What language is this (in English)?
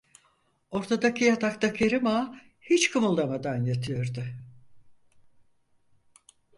Turkish